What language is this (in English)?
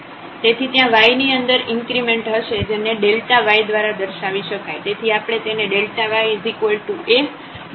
Gujarati